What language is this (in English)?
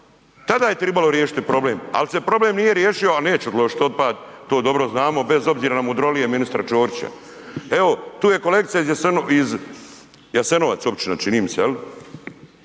Croatian